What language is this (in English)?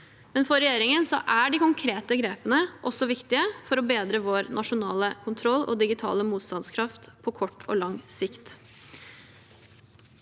Norwegian